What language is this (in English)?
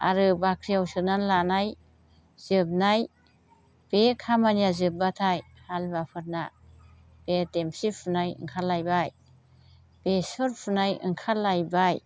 Bodo